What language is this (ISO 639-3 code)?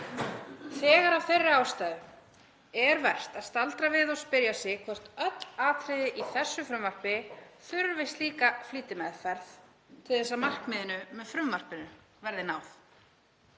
isl